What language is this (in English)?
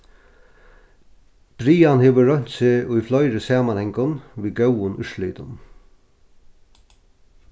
Faroese